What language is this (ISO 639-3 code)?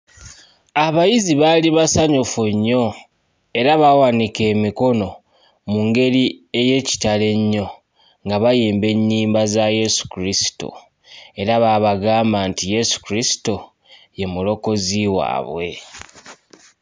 lug